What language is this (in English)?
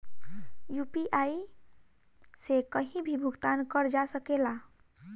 Bhojpuri